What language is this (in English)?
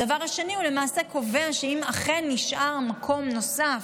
Hebrew